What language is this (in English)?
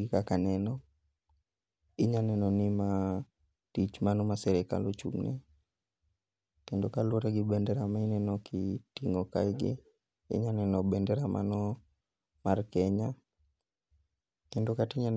Luo (Kenya and Tanzania)